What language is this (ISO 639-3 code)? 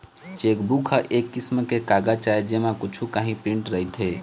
hne